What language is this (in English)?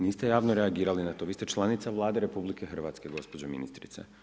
Croatian